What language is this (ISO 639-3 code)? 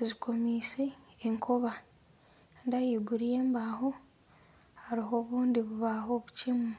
nyn